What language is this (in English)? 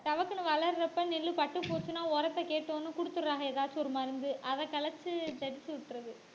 Tamil